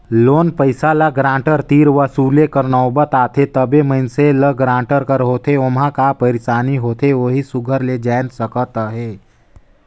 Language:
Chhattisgarhi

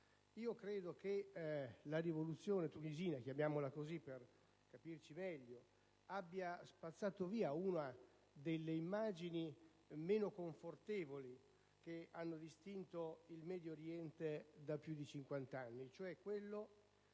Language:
Italian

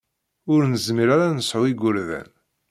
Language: Kabyle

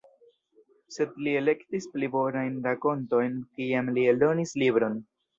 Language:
Esperanto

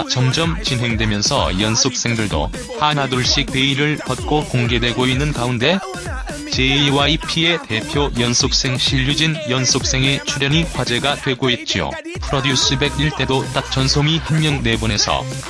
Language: Korean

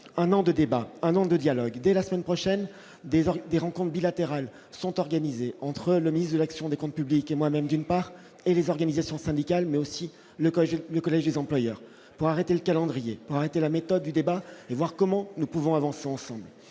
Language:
French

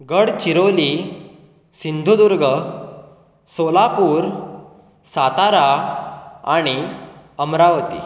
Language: Konkani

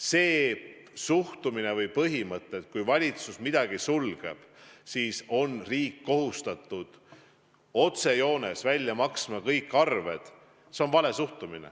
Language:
Estonian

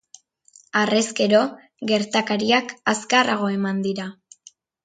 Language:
Basque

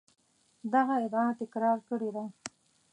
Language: Pashto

